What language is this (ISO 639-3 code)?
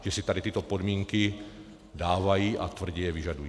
ces